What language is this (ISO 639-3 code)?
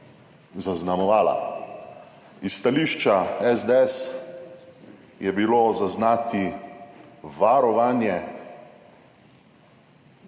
slv